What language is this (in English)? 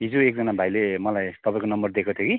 Nepali